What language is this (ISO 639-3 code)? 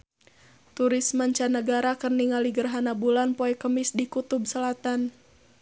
sun